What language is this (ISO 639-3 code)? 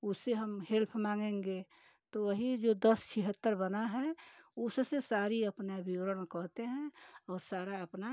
hin